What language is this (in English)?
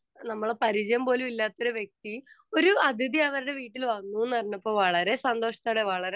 Malayalam